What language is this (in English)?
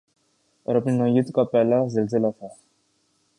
Urdu